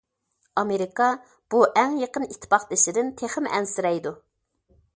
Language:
Uyghur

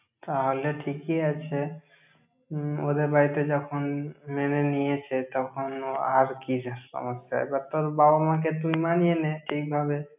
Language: Bangla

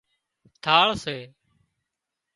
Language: Wadiyara Koli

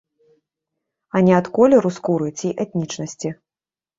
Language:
Belarusian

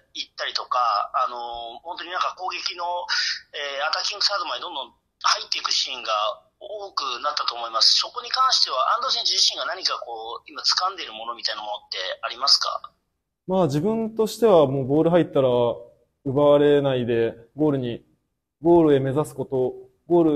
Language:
Japanese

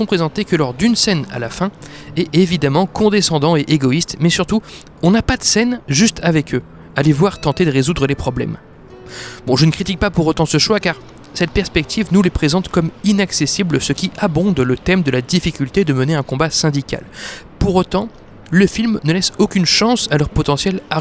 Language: French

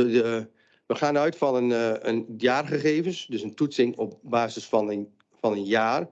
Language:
Dutch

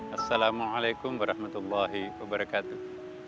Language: Indonesian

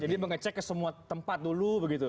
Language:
Indonesian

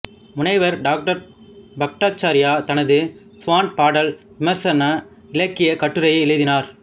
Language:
Tamil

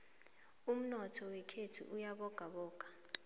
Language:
South Ndebele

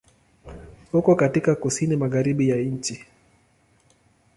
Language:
Swahili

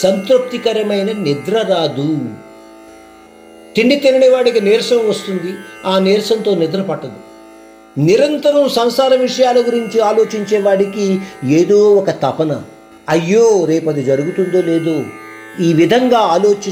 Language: Hindi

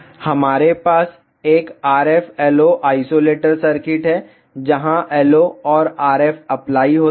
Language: Hindi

